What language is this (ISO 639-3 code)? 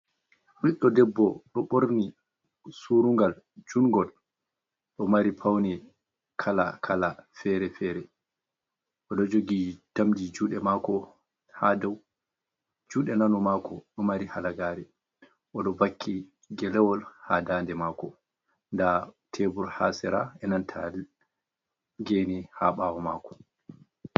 ful